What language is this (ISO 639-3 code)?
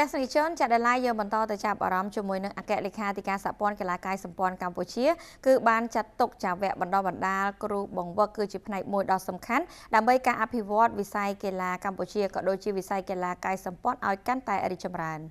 tha